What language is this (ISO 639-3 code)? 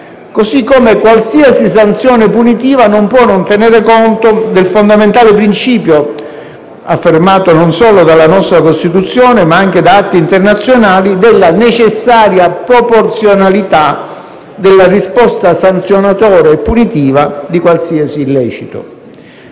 ita